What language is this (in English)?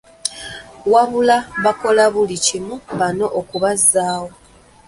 Ganda